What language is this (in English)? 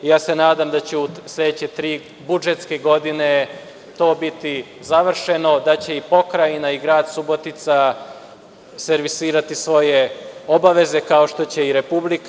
Serbian